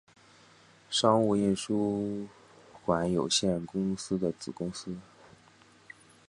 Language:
Chinese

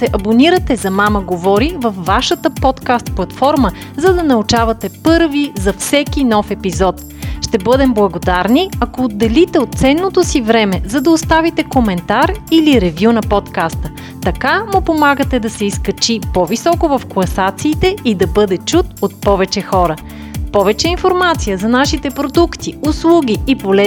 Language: Bulgarian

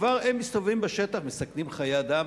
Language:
Hebrew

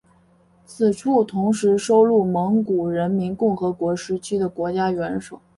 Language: Chinese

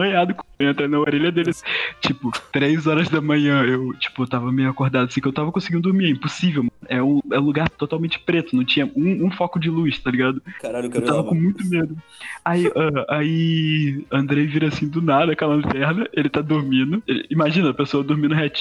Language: Portuguese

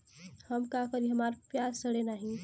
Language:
Bhojpuri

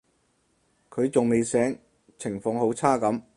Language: Cantonese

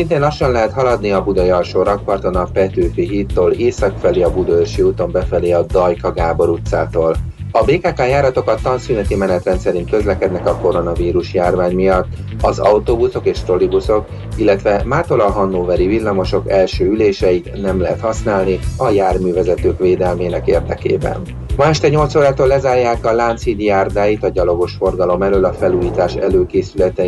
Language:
Hungarian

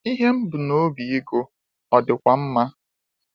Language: Igbo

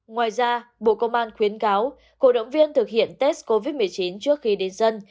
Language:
Vietnamese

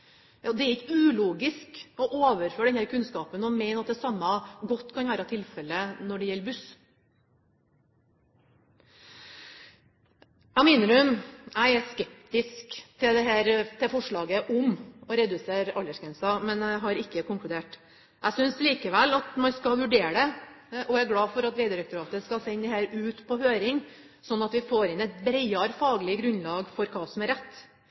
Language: Norwegian Bokmål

